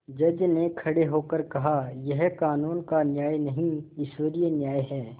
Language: Hindi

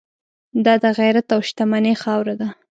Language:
Pashto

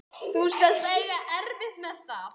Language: Icelandic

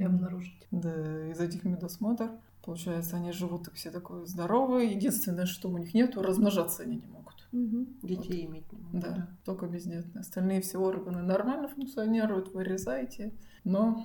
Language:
Russian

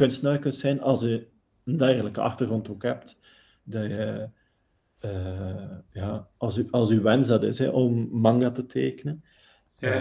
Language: Dutch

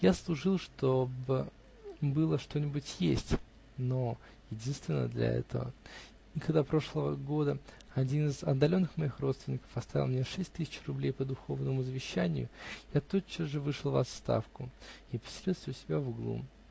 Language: Russian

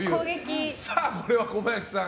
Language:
Japanese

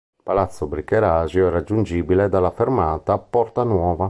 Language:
Italian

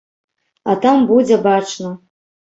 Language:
Belarusian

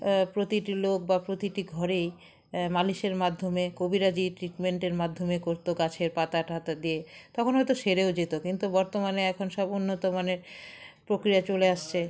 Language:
Bangla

